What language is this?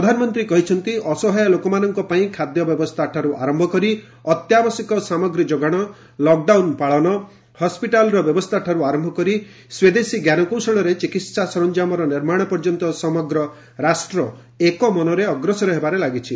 Odia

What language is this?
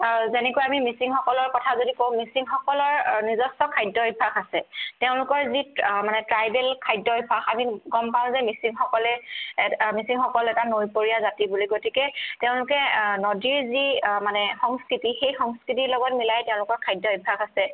Assamese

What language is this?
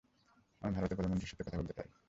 Bangla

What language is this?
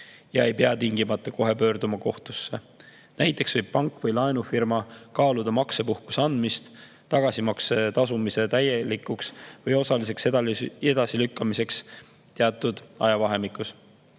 Estonian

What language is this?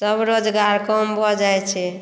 Maithili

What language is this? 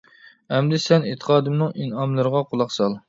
Uyghur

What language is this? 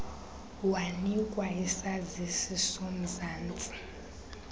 Xhosa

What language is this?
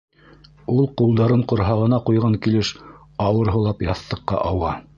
Bashkir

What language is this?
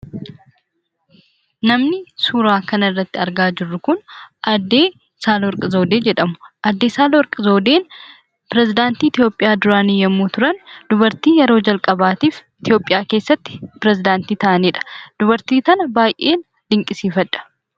Oromo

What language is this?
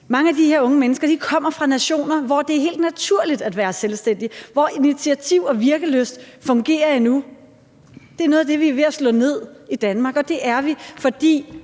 Danish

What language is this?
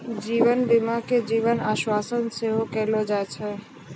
Maithili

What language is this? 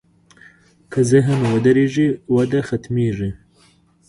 Pashto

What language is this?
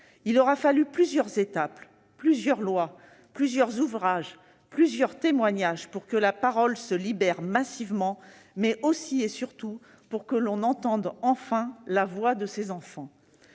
French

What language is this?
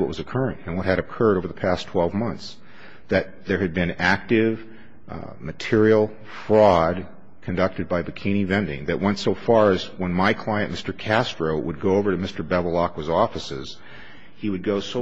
English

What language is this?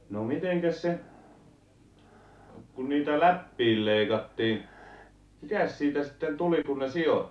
Finnish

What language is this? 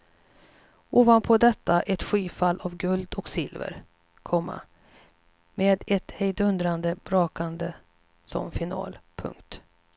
Swedish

